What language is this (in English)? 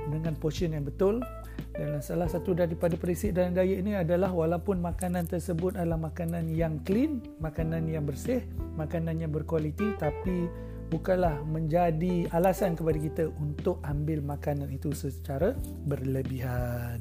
Malay